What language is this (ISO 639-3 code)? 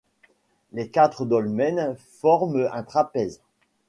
fra